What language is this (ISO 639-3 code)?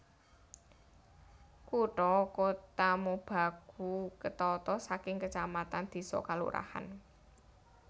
jav